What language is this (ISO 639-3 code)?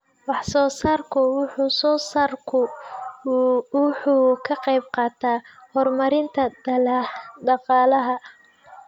som